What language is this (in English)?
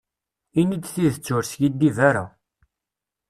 Kabyle